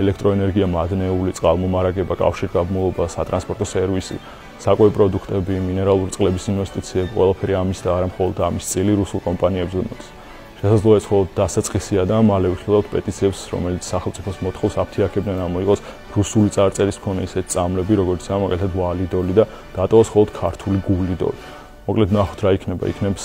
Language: German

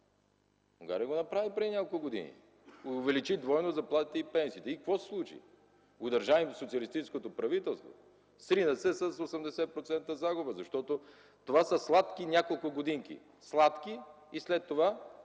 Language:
Bulgarian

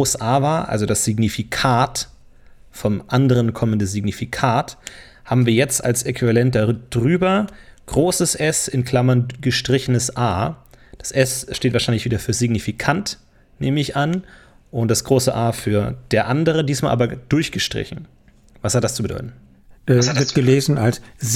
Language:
German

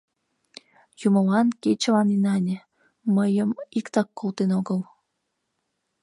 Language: Mari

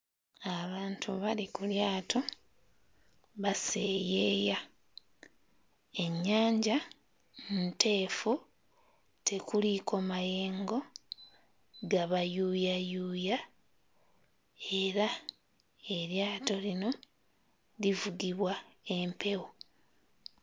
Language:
Ganda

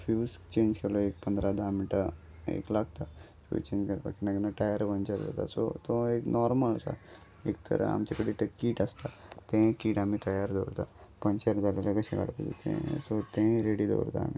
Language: Konkani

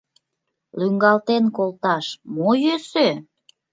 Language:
Mari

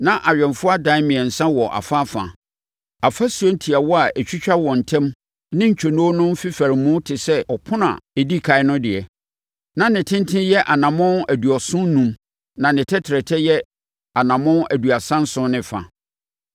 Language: Akan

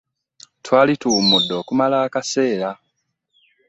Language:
Ganda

